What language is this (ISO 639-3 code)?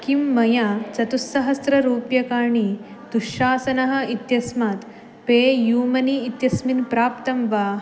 san